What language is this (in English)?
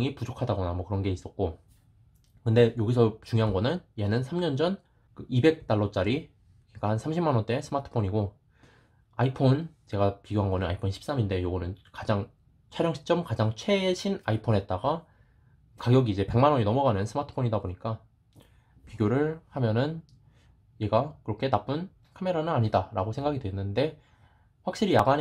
Korean